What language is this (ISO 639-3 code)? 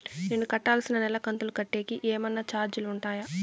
tel